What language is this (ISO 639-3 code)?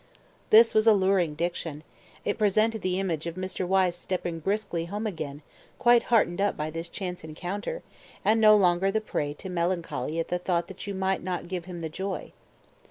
eng